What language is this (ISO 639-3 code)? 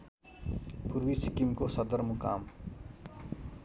nep